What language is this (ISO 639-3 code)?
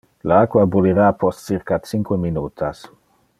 ina